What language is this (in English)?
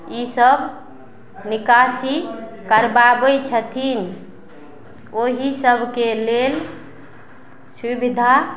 Maithili